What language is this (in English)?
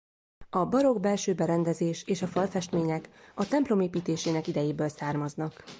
Hungarian